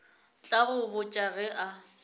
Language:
Northern Sotho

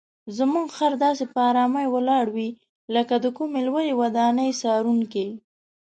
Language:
Pashto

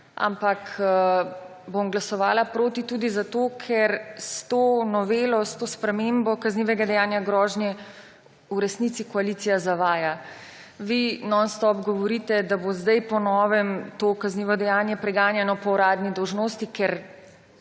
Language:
Slovenian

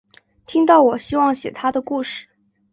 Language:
Chinese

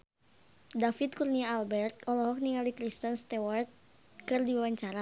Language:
Sundanese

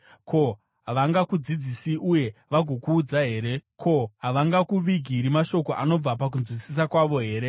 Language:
Shona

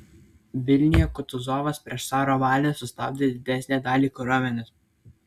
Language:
Lithuanian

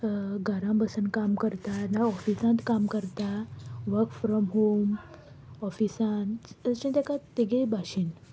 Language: Konkani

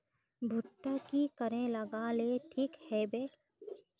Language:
Magahi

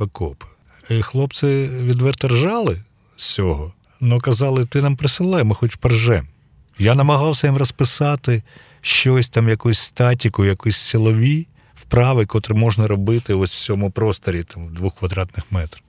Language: Ukrainian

